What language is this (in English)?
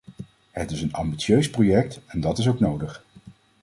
Dutch